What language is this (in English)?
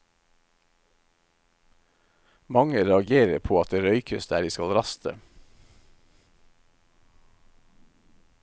Norwegian